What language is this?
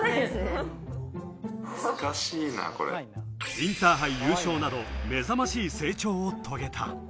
Japanese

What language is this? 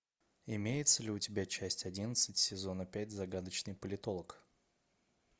Russian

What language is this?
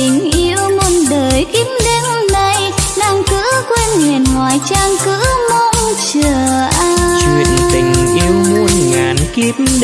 Vietnamese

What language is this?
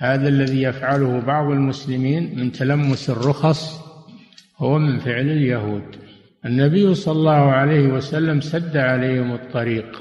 Arabic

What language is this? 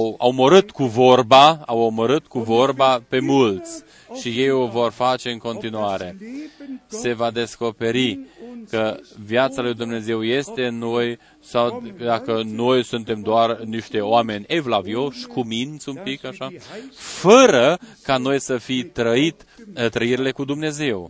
Romanian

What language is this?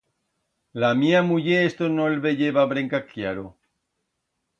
Aragonese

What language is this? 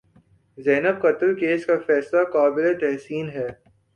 Urdu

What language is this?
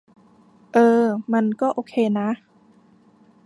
Thai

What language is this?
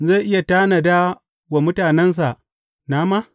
Hausa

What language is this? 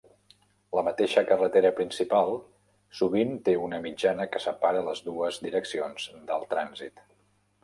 Catalan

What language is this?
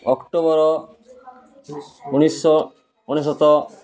Odia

